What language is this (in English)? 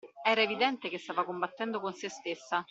Italian